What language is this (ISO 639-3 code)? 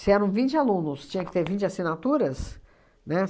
por